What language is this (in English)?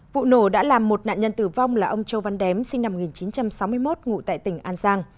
Vietnamese